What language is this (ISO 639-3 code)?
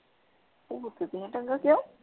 pan